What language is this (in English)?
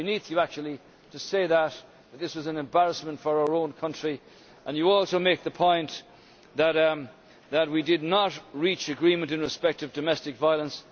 English